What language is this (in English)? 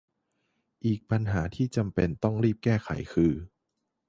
Thai